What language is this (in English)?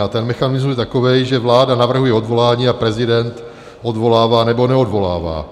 Czech